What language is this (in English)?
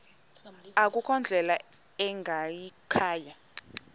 Xhosa